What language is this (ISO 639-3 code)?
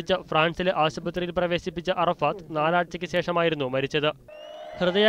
mal